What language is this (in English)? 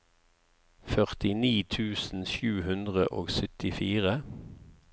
Norwegian